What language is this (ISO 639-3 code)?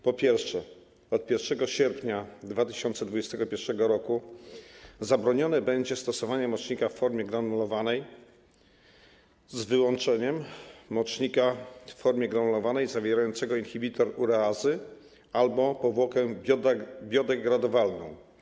pol